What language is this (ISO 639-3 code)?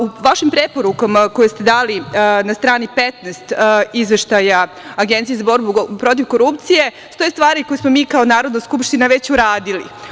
srp